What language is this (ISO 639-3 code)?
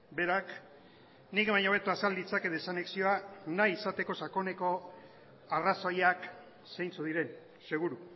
eus